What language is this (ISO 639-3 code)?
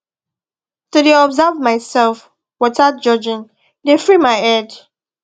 pcm